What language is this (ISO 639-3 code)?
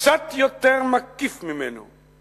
heb